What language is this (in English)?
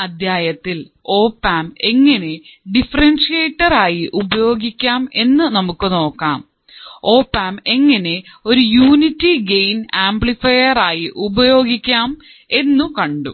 Malayalam